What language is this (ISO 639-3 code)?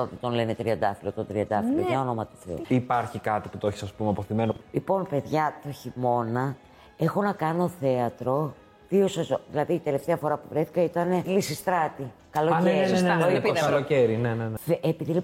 ell